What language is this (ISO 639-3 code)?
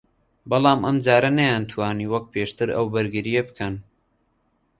ckb